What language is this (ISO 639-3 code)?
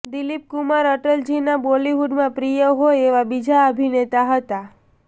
guj